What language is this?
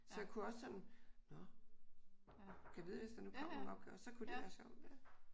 Danish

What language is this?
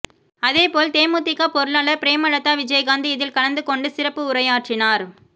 Tamil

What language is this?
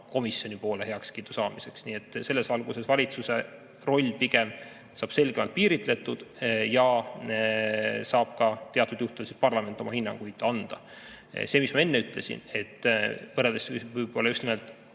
Estonian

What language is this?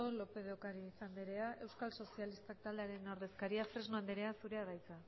Basque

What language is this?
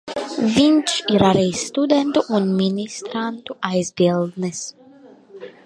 Latvian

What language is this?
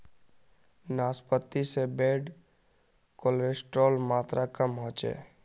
Magahi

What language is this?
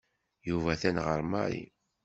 Kabyle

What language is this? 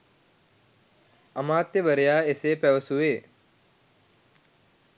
Sinhala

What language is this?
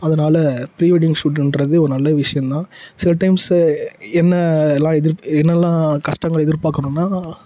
Tamil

